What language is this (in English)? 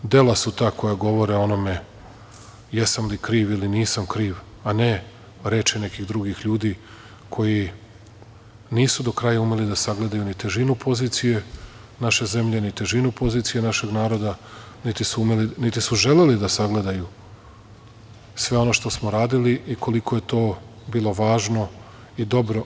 Serbian